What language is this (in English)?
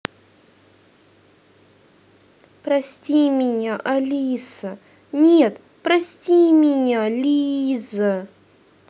Russian